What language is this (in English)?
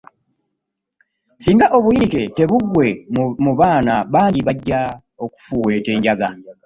Ganda